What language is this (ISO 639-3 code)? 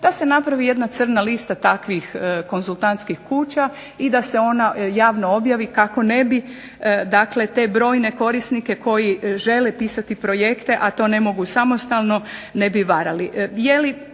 hrv